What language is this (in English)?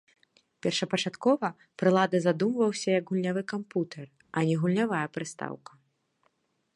Belarusian